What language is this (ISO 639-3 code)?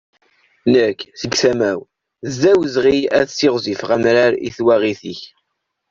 kab